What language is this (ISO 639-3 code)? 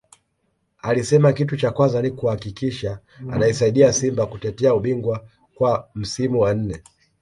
swa